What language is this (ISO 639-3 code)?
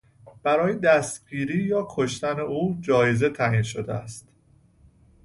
fas